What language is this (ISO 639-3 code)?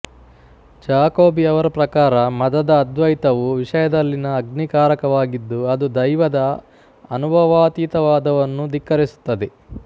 kan